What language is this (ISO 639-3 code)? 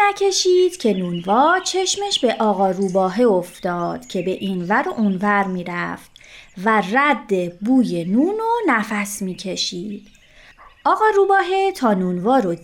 fas